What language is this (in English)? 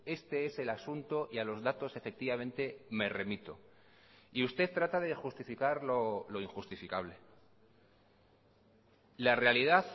Spanish